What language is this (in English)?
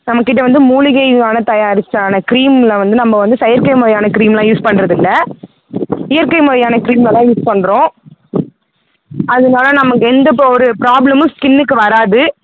Tamil